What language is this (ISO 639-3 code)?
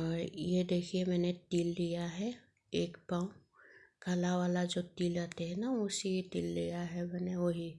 hin